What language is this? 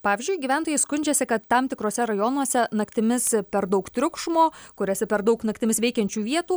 Lithuanian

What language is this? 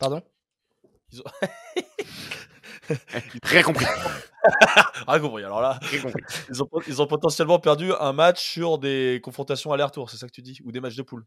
French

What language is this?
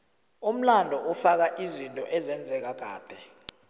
South Ndebele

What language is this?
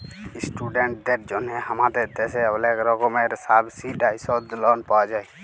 Bangla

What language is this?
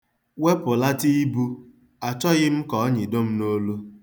Igbo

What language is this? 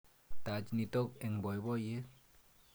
Kalenjin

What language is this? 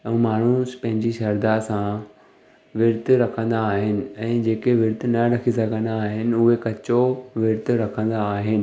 Sindhi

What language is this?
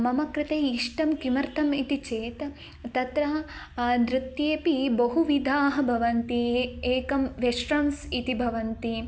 Sanskrit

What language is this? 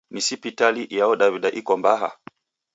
Taita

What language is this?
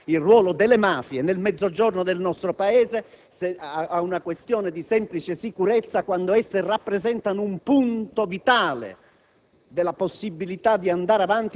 Italian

